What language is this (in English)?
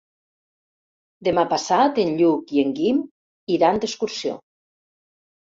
Catalan